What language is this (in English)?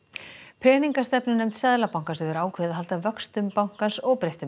Icelandic